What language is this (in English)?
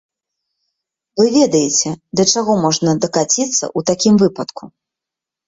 Belarusian